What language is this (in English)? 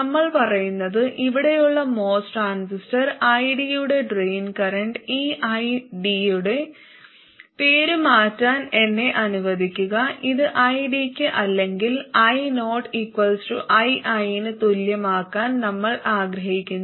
Malayalam